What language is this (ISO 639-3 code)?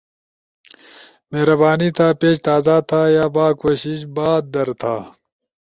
ush